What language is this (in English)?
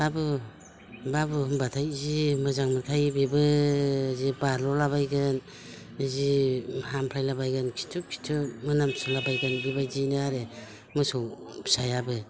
Bodo